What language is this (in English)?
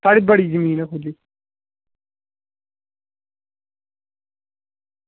Dogri